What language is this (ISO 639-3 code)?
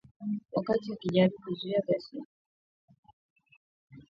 swa